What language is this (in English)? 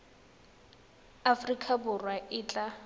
Tswana